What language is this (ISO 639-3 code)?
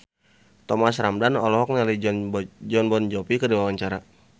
sun